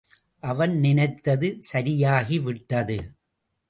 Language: Tamil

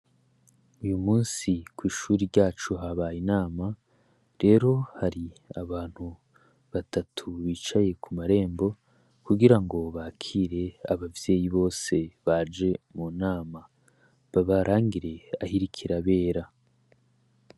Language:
Rundi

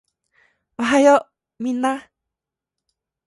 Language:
Japanese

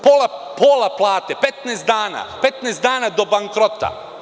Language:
Serbian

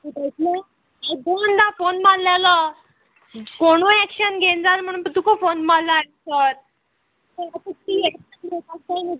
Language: Konkani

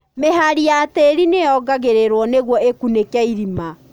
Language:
Kikuyu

